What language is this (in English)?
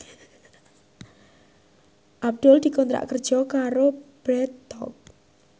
Javanese